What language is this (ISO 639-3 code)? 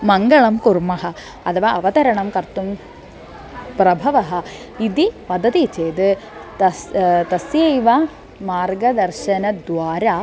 san